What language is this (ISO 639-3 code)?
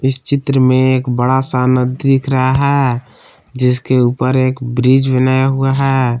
hin